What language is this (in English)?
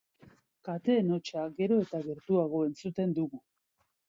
Basque